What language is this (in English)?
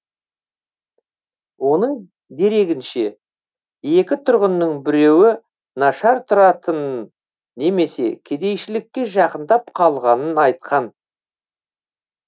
Kazakh